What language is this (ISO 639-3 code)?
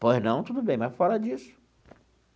por